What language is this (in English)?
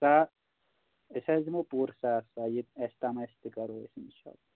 Kashmiri